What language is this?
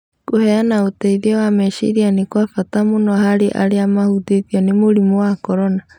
Kikuyu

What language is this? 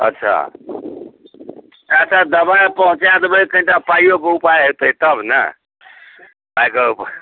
Maithili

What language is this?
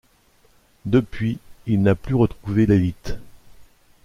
French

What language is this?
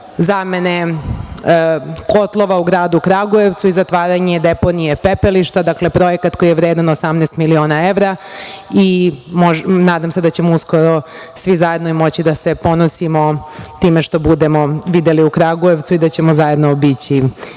Serbian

